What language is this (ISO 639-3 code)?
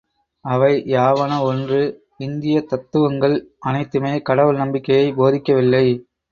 tam